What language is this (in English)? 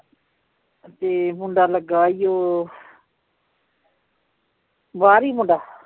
Punjabi